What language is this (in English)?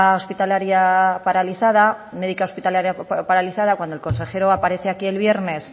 Spanish